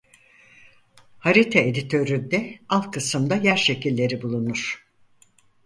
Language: Turkish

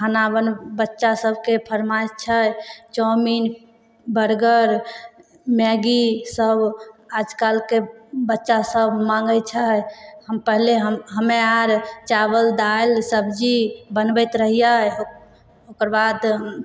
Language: Maithili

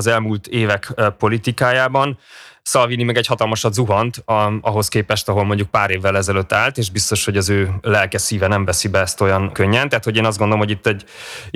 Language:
Hungarian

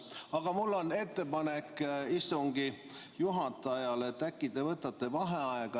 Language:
Estonian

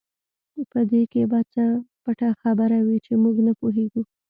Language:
Pashto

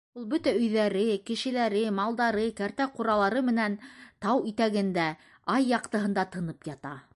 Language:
Bashkir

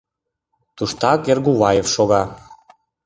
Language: Mari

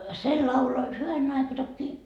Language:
Finnish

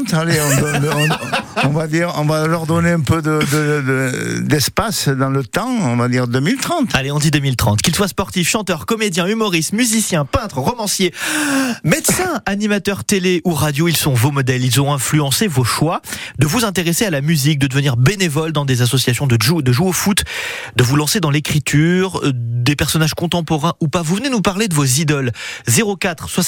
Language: French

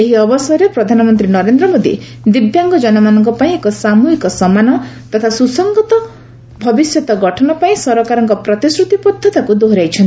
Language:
Odia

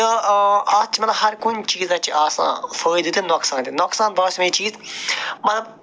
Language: Kashmiri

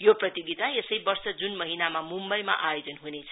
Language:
Nepali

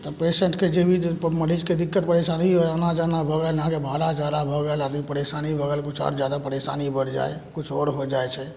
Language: Maithili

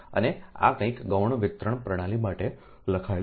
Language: Gujarati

